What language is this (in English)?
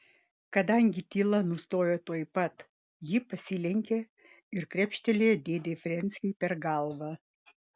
Lithuanian